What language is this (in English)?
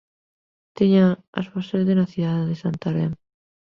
Galician